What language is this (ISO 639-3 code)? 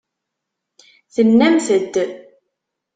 kab